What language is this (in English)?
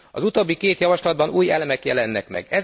Hungarian